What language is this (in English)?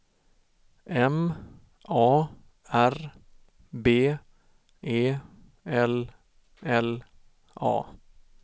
Swedish